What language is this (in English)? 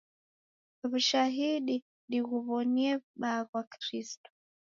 Taita